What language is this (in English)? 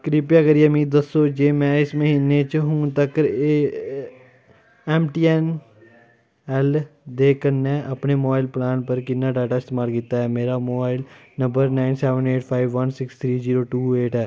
Dogri